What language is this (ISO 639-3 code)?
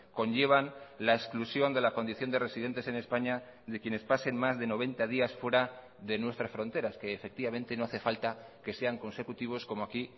spa